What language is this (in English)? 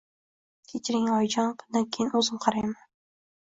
Uzbek